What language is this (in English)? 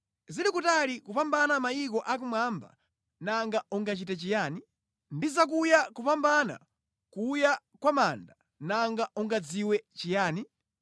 Nyanja